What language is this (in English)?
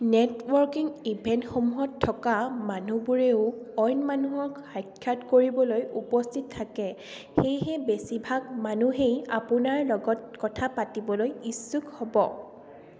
Assamese